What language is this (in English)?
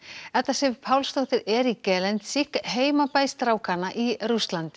Icelandic